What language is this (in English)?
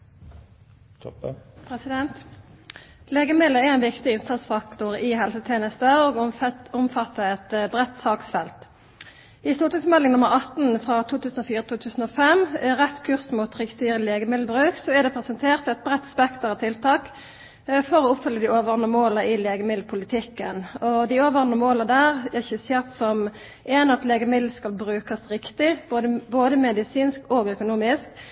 Norwegian Nynorsk